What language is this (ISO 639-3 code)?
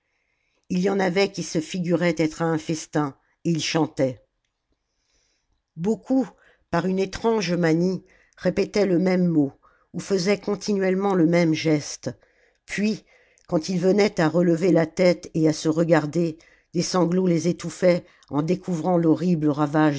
fra